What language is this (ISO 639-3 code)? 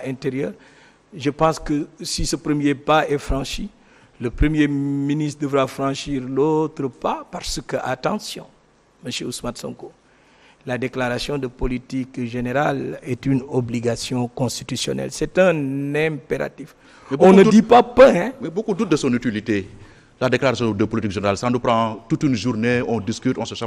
fra